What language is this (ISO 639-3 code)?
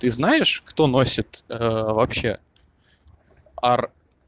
rus